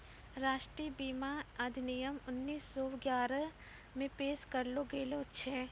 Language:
Maithili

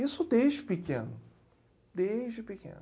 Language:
Portuguese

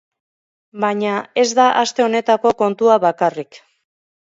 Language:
Basque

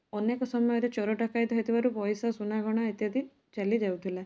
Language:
Odia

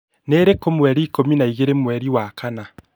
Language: Kikuyu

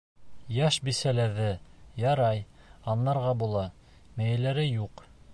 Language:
Bashkir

